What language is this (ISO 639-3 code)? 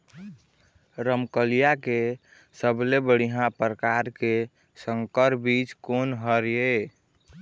hne